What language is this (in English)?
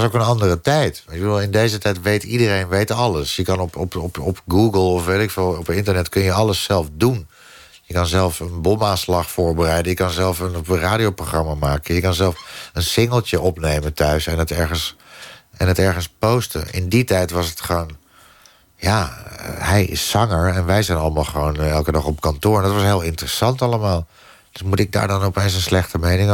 Dutch